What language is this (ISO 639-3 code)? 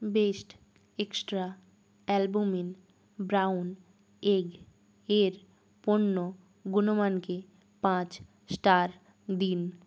ben